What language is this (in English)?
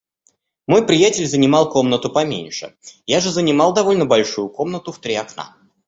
Russian